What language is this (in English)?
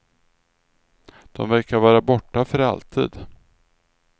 Swedish